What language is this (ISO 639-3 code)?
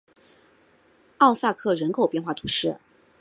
zho